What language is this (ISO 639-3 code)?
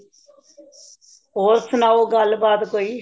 pan